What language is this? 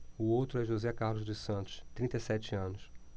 Portuguese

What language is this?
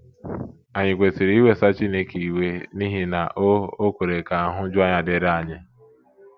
Igbo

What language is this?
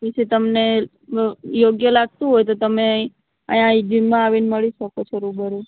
Gujarati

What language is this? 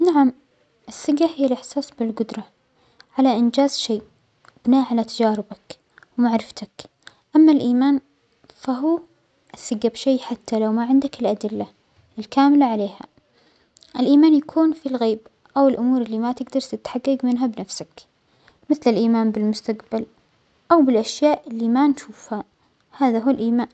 Omani Arabic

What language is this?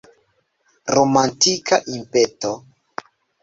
Esperanto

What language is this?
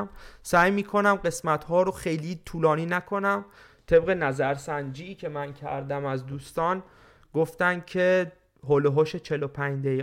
Persian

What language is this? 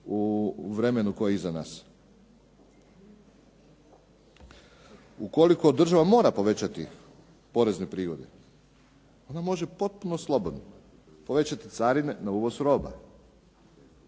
Croatian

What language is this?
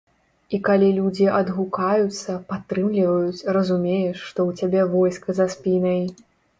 Belarusian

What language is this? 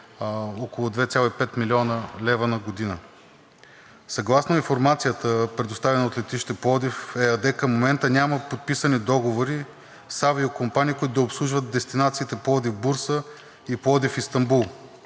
Bulgarian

